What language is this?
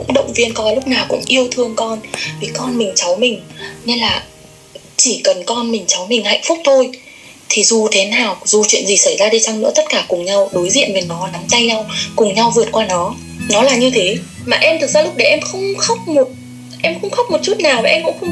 Vietnamese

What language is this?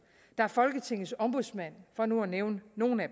Danish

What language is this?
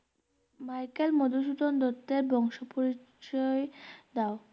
Bangla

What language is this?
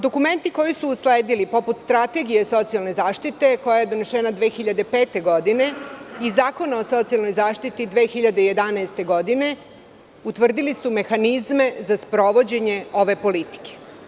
Serbian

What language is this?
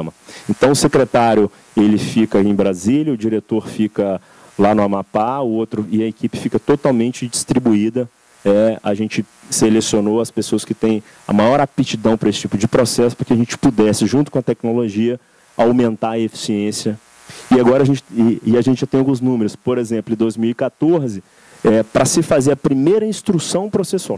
Portuguese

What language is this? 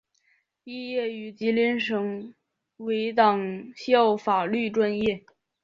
Chinese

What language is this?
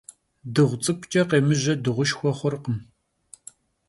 Kabardian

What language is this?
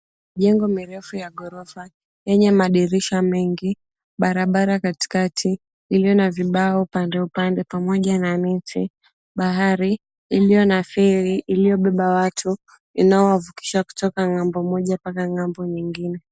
Swahili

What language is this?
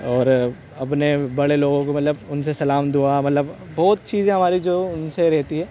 Urdu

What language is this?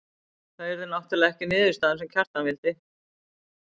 Icelandic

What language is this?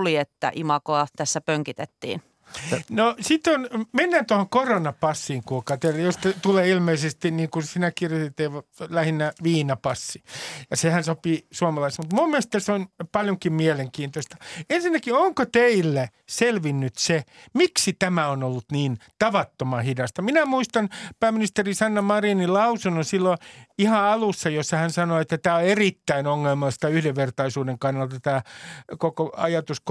Finnish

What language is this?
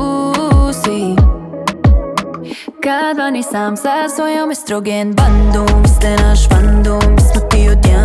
Croatian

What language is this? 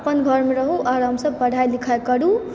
Maithili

